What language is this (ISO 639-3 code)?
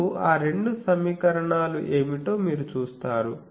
tel